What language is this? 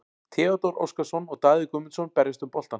Icelandic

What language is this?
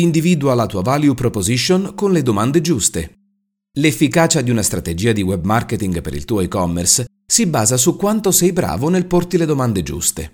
Italian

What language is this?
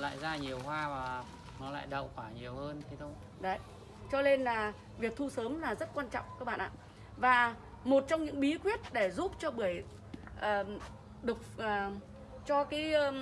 Vietnamese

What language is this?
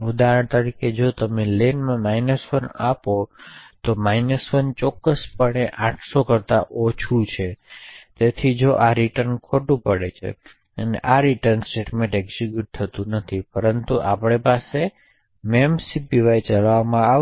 Gujarati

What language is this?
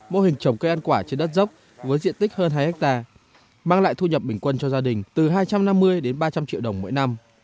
Vietnamese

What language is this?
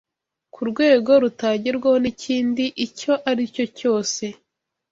Kinyarwanda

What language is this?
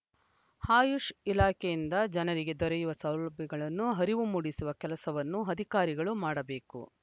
Kannada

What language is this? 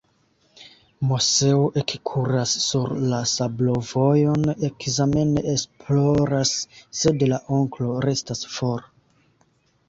Esperanto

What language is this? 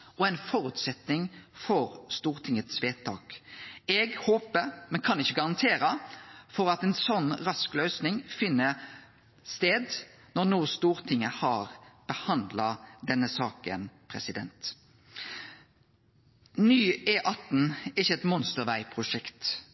Norwegian Nynorsk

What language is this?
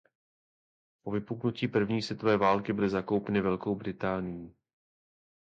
Czech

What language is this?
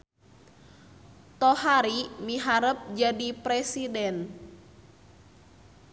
Sundanese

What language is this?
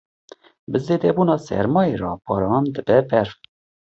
Kurdish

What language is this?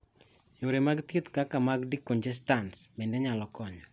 Luo (Kenya and Tanzania)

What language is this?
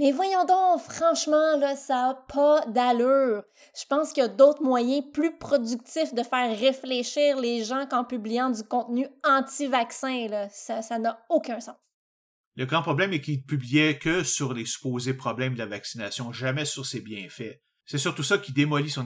French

